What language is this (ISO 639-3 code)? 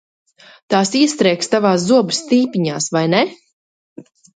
lav